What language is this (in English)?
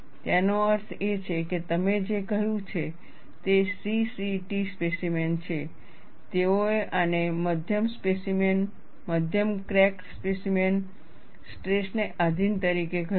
Gujarati